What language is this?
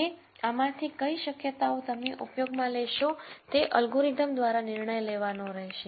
Gujarati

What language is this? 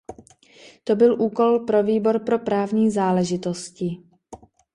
Czech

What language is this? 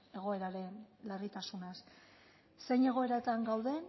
Basque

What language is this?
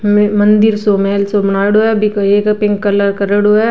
Rajasthani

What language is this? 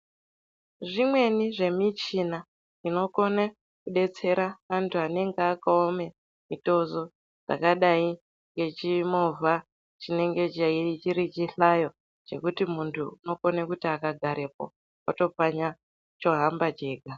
Ndau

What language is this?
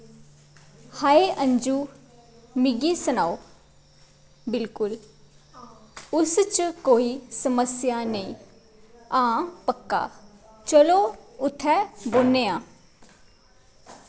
Dogri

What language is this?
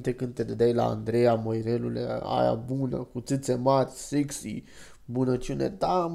Romanian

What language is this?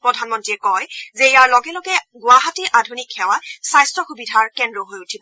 Assamese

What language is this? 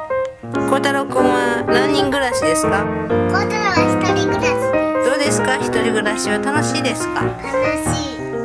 Japanese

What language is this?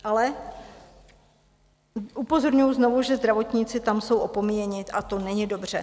Czech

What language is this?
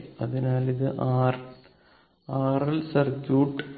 Malayalam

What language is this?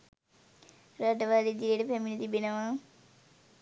Sinhala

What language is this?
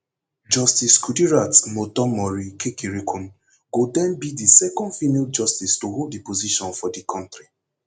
Nigerian Pidgin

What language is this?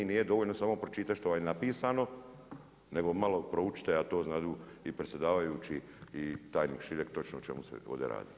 Croatian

